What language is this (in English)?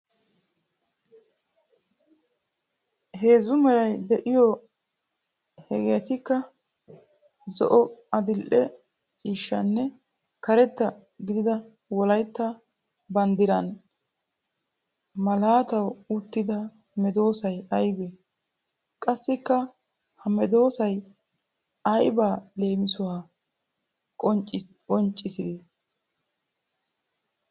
Wolaytta